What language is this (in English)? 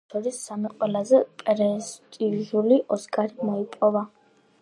Georgian